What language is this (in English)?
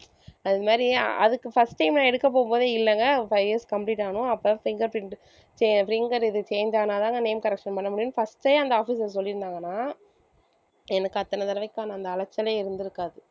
Tamil